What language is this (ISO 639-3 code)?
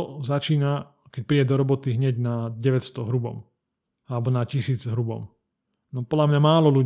slk